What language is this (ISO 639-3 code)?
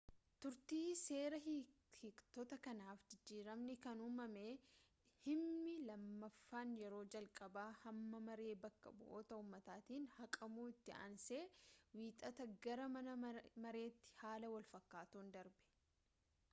orm